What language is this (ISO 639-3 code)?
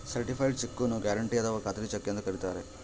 kan